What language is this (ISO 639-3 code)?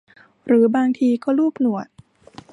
tha